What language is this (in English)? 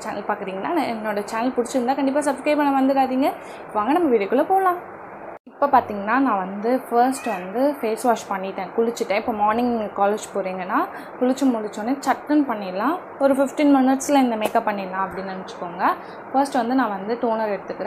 Hindi